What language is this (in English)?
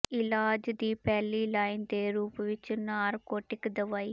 Punjabi